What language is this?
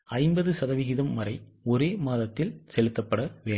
Tamil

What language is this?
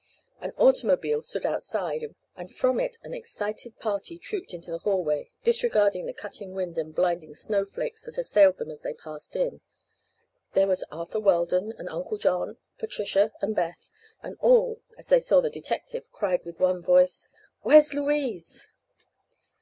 English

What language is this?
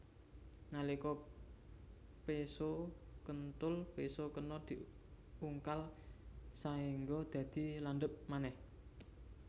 Javanese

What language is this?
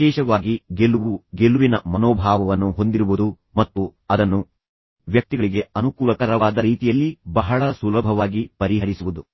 Kannada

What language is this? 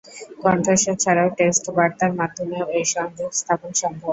Bangla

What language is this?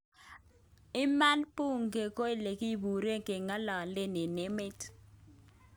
Kalenjin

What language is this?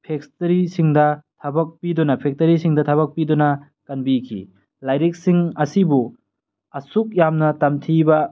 Manipuri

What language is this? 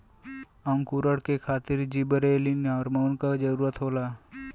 Bhojpuri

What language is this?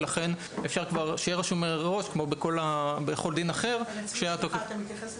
Hebrew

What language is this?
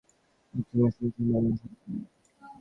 Bangla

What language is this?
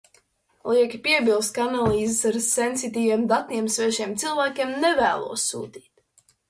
Latvian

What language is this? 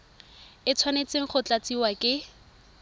Tswana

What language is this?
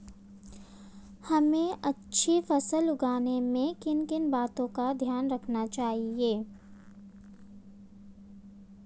Hindi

